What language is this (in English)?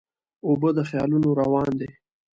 Pashto